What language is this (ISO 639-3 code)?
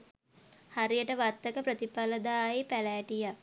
sin